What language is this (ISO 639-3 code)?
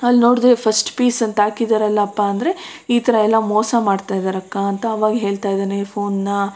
kan